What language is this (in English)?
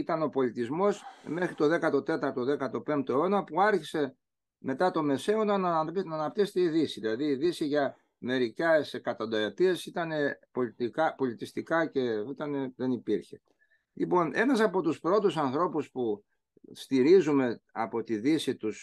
Greek